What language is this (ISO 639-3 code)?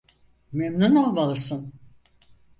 tur